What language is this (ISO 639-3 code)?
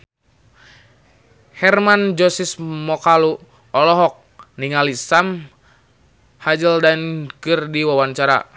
sun